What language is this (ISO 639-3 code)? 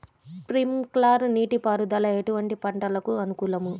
tel